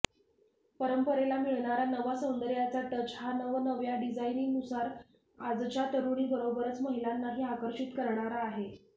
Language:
Marathi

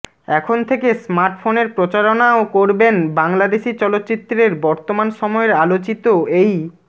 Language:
Bangla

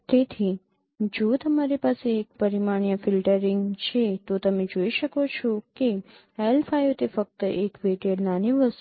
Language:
Gujarati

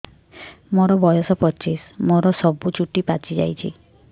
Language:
Odia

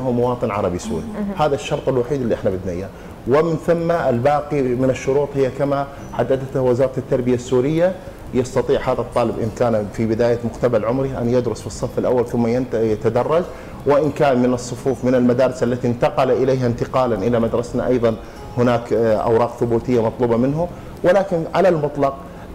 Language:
Arabic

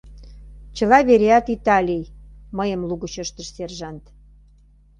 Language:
Mari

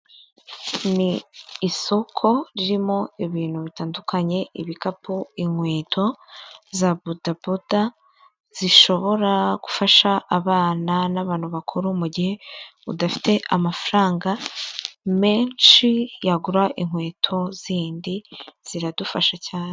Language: Kinyarwanda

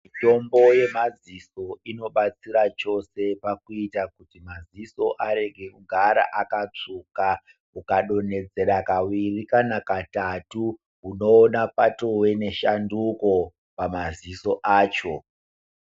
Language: Ndau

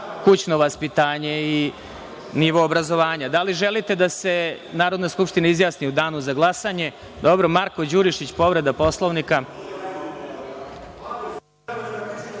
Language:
Serbian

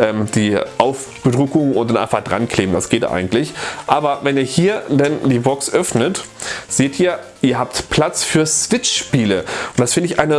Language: German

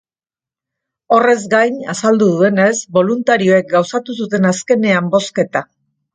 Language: Basque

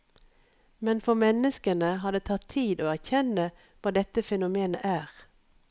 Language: Norwegian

